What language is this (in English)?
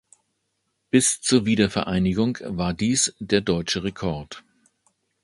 German